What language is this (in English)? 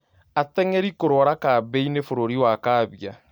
Kikuyu